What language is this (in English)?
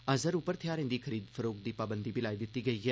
Dogri